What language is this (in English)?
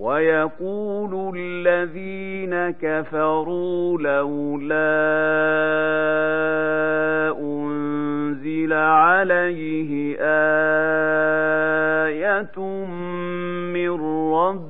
Arabic